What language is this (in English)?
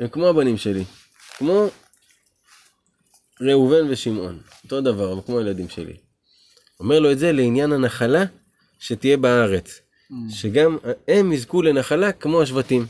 Hebrew